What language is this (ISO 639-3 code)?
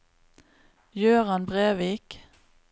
nor